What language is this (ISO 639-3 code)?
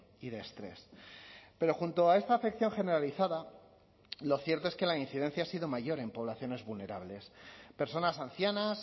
spa